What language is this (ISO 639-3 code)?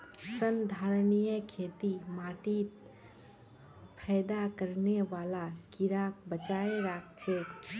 mag